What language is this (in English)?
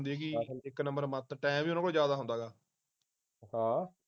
Punjabi